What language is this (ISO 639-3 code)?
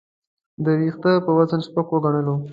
pus